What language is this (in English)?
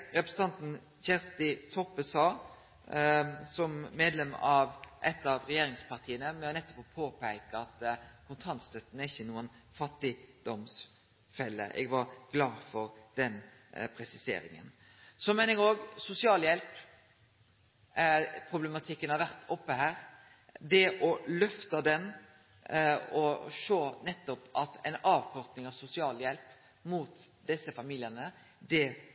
Norwegian Nynorsk